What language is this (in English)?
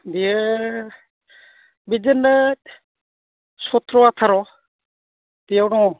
Bodo